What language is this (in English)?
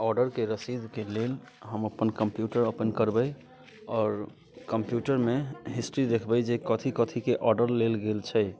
Maithili